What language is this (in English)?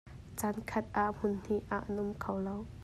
Hakha Chin